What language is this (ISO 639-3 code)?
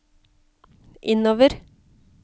nor